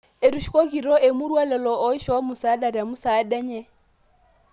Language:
Masai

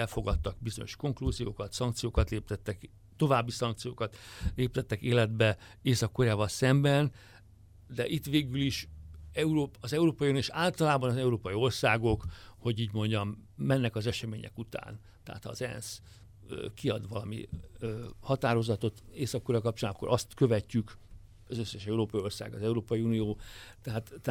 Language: Hungarian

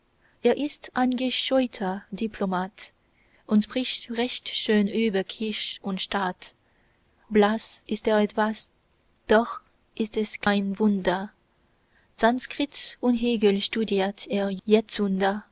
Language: German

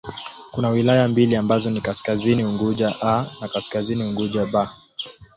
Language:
Swahili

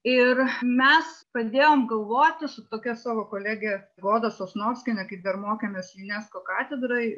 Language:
Lithuanian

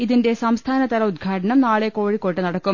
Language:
Malayalam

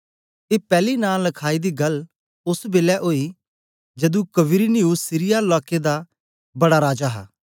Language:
Dogri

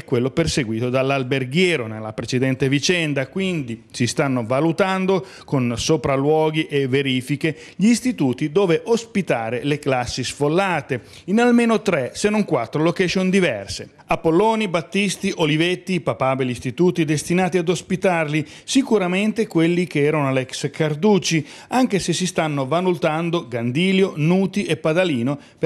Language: Italian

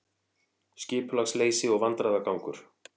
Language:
Icelandic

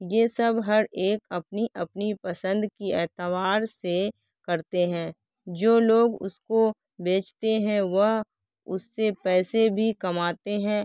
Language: Urdu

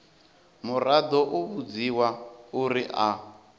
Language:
Venda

